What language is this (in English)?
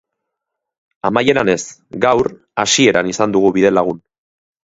Basque